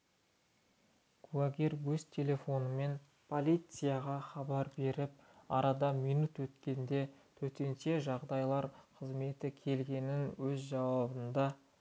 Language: Kazakh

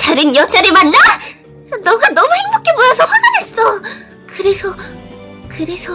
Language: Korean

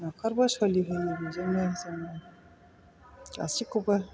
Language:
Bodo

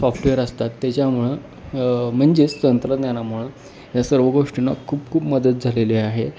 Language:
Marathi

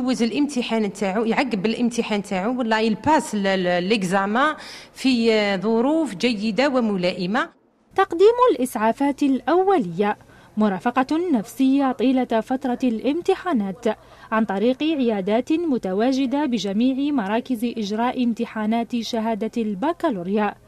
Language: Arabic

